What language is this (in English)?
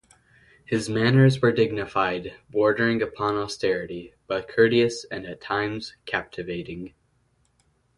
English